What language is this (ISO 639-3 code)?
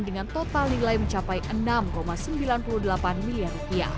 ind